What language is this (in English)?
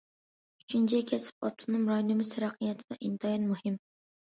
Uyghur